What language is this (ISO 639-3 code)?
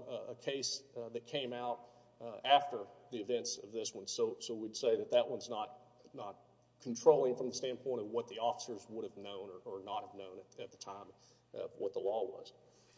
eng